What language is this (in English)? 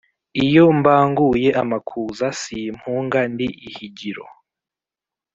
Kinyarwanda